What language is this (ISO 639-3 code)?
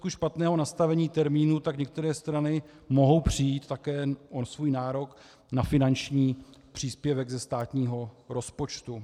ces